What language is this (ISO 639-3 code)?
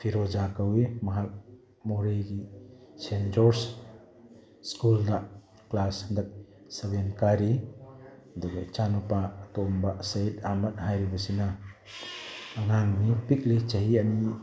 mni